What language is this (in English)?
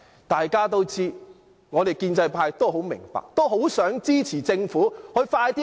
Cantonese